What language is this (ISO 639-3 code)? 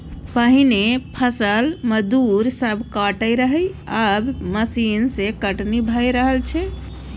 mai